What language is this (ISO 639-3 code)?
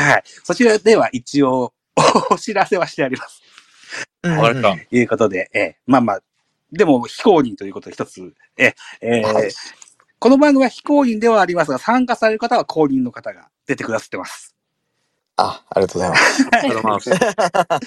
jpn